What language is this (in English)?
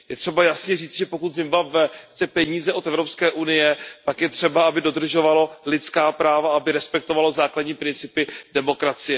Czech